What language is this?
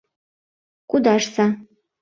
Mari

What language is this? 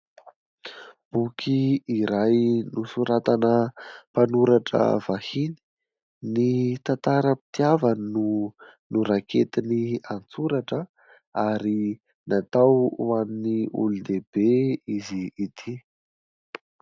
Malagasy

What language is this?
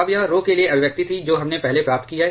Hindi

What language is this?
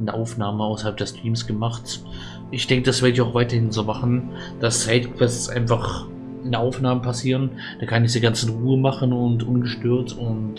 German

